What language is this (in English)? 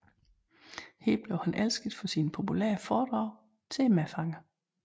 Danish